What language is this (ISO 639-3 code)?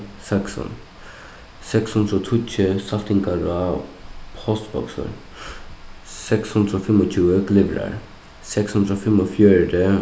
fao